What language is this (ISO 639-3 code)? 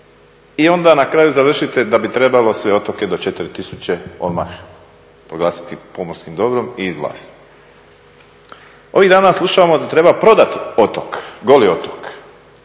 hrv